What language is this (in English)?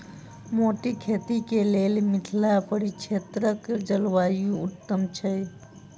Maithili